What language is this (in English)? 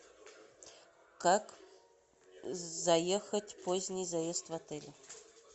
Russian